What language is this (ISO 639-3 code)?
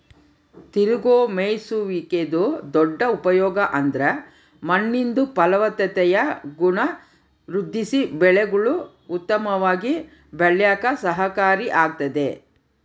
kan